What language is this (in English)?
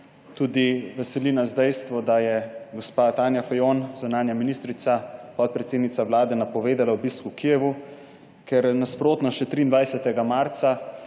Slovenian